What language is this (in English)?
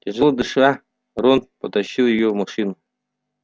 Russian